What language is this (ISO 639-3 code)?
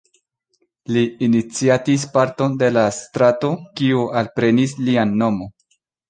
epo